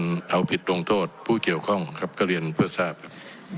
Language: Thai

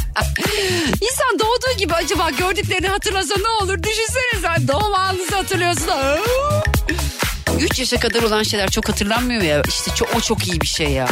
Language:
Turkish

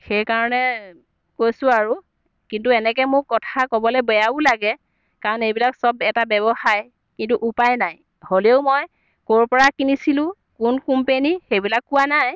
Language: Assamese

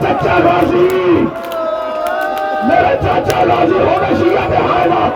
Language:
Urdu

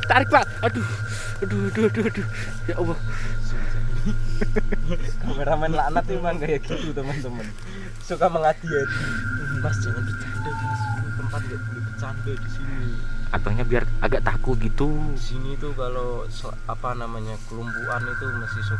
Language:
Indonesian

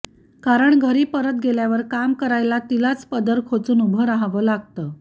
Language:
Marathi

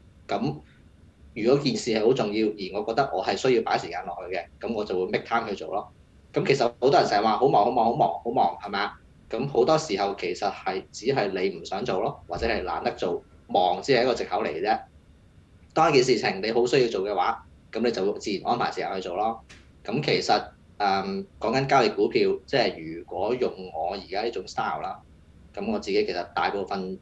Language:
Chinese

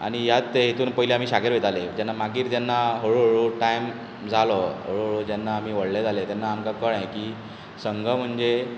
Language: Konkani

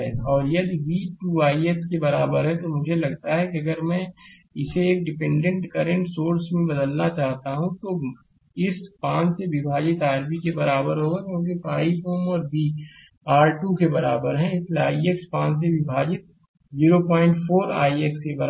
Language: Hindi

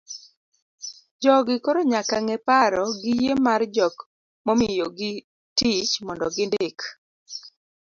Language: Luo (Kenya and Tanzania)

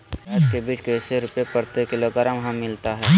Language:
Magahi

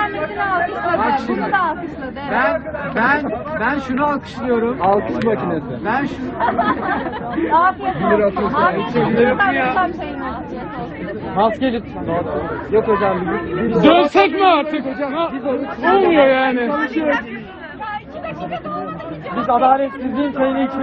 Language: Turkish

